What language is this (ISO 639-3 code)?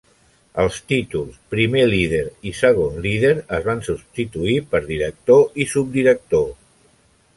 cat